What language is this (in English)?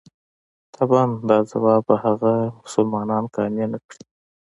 Pashto